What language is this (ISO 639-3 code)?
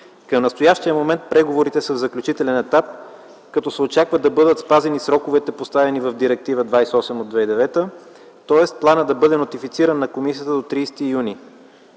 bul